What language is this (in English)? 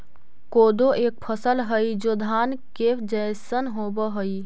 Magahi